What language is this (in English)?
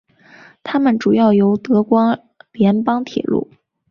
Chinese